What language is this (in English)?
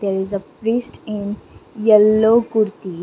English